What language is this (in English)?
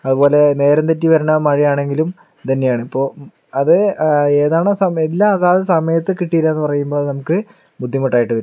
Malayalam